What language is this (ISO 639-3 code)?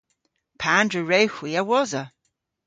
cor